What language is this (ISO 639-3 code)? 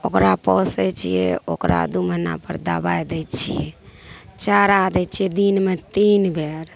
mai